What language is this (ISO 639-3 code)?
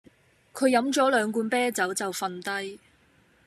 yue